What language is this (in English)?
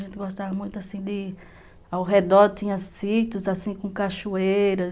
Portuguese